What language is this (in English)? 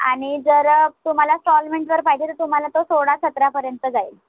Marathi